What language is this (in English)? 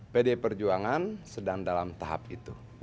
Indonesian